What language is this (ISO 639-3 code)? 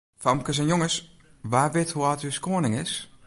fry